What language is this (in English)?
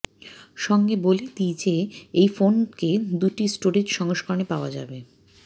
Bangla